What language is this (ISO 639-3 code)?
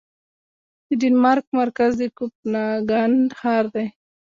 pus